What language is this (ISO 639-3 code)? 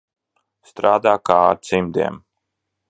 lav